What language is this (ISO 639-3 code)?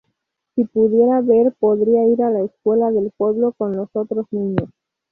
spa